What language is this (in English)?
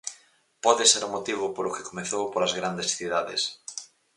Galician